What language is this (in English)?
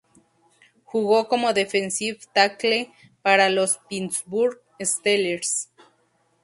Spanish